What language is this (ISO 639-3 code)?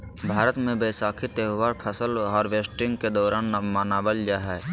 mag